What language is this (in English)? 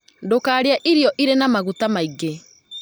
Kikuyu